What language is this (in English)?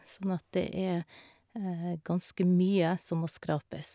Norwegian